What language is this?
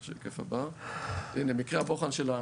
Hebrew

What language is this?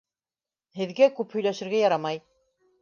Bashkir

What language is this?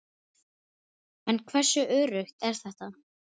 Icelandic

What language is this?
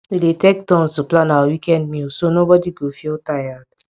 Nigerian Pidgin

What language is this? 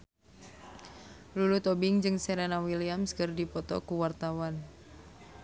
Sundanese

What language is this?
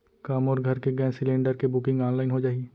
Chhattisgarhi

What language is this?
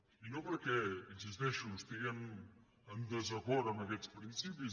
Catalan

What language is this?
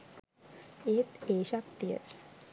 Sinhala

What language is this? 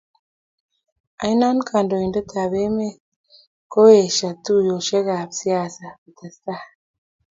Kalenjin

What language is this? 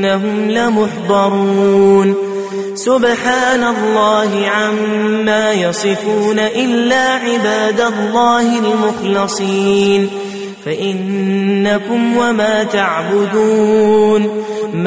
Arabic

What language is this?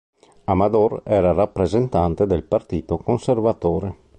Italian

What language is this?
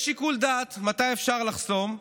Hebrew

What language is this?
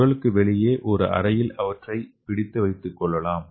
Tamil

